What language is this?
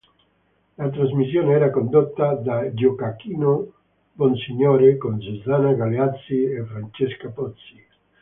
Italian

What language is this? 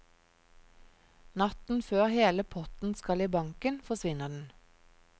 Norwegian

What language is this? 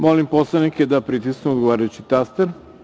Serbian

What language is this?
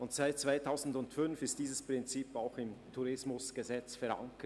Swiss German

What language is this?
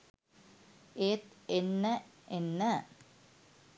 Sinhala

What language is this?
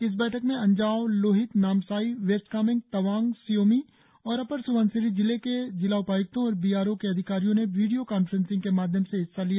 Hindi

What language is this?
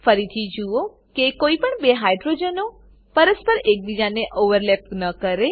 Gujarati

